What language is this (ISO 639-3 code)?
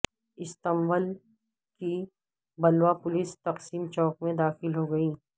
urd